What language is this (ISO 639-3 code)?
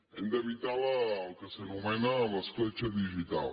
cat